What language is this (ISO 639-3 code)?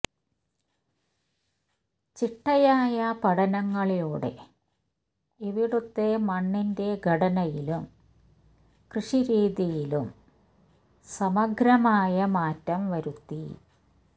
mal